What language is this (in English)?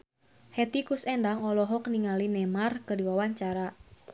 Sundanese